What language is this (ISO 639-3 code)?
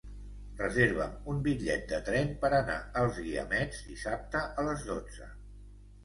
cat